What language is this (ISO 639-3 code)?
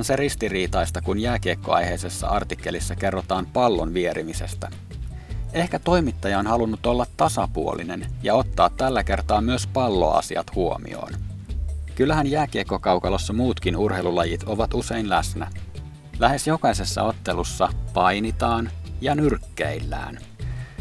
fin